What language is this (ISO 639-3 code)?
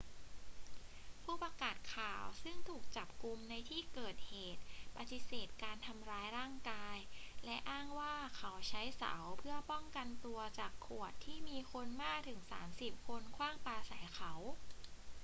tha